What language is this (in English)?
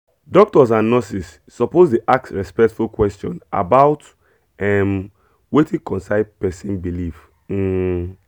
Nigerian Pidgin